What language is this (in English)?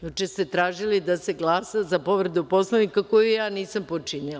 Serbian